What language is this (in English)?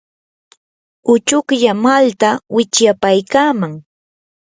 Yanahuanca Pasco Quechua